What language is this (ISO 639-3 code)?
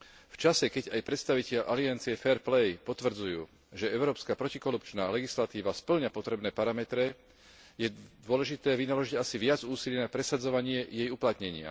slk